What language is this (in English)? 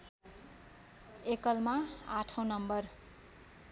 Nepali